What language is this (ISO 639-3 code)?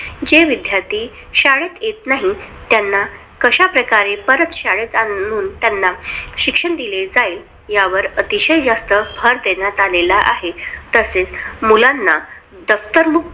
mar